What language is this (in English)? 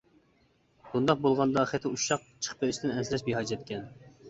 Uyghur